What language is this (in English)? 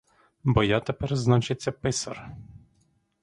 Ukrainian